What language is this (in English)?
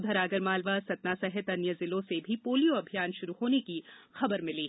Hindi